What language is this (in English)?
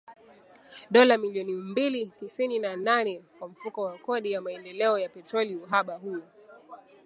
Swahili